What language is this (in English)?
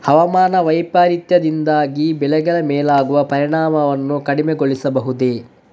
Kannada